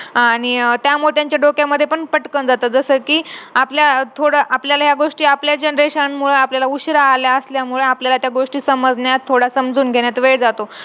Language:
Marathi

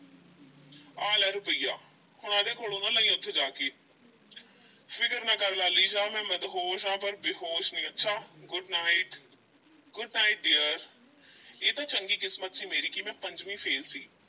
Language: Punjabi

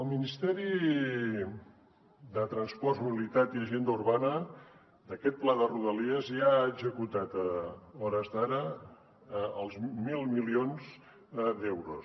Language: Catalan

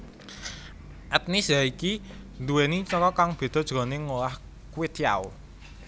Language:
Javanese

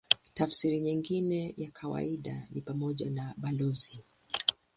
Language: Swahili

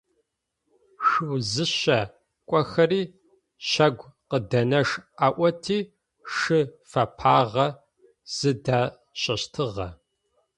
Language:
Adyghe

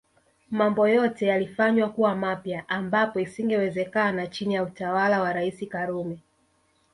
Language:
Swahili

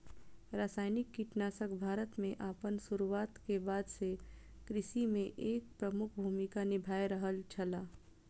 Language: Maithili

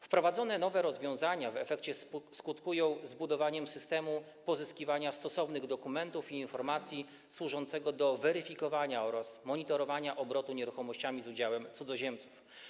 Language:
Polish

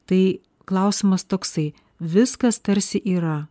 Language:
Lithuanian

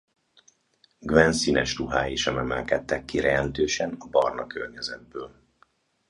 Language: Hungarian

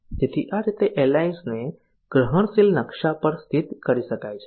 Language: Gujarati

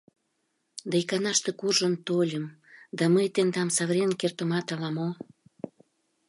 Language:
Mari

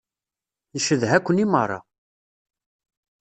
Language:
Kabyle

